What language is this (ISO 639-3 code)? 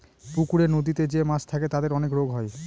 ben